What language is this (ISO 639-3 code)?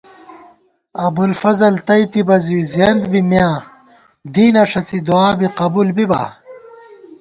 gwt